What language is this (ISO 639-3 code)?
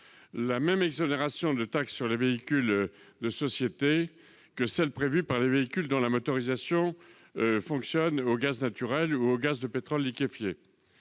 fra